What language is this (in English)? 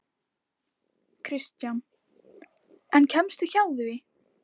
Icelandic